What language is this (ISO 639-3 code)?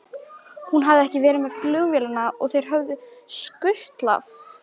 isl